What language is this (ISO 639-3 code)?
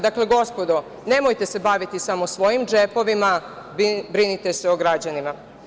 srp